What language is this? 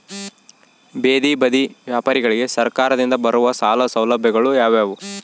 Kannada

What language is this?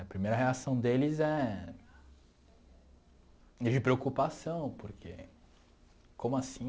Portuguese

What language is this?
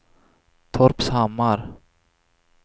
Swedish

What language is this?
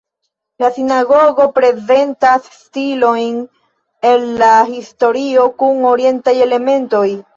Esperanto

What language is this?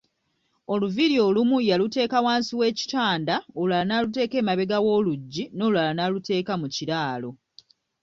Ganda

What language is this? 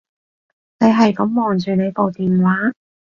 Cantonese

